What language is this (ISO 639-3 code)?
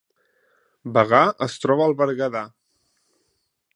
cat